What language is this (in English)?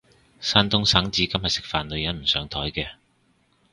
Cantonese